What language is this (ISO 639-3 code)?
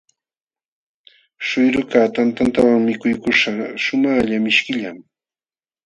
qxw